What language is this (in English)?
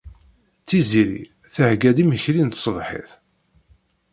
Kabyle